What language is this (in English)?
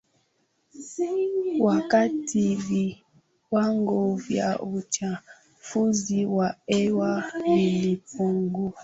Swahili